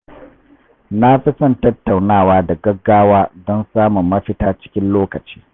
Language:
Hausa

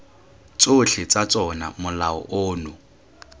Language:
Tswana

